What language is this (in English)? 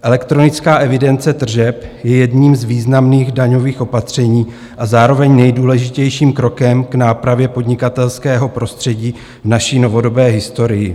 Czech